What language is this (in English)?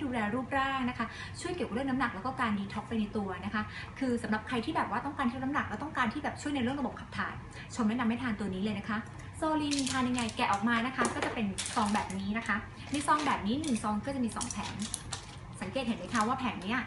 Thai